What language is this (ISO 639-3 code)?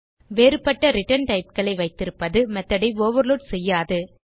tam